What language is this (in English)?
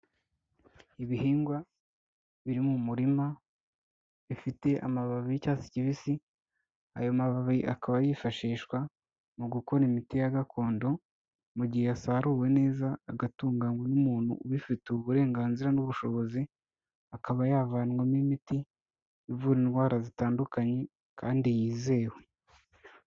Kinyarwanda